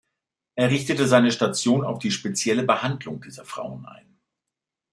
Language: German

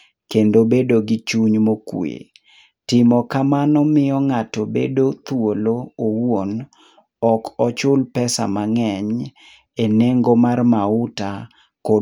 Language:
Luo (Kenya and Tanzania)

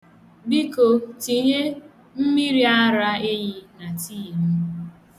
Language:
Igbo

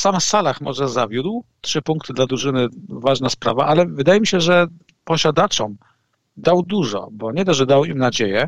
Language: Polish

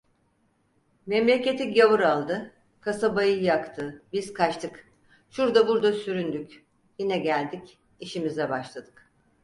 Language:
Turkish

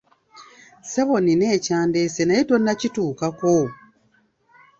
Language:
Ganda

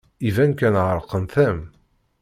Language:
Kabyle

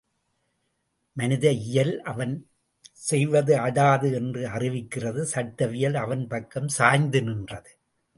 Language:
Tamil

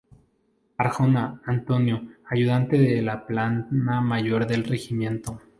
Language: Spanish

